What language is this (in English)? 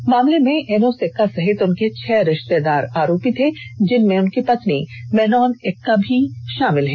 Hindi